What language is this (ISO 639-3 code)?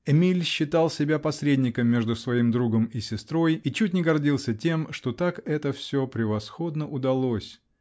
rus